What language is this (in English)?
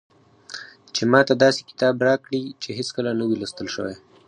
Pashto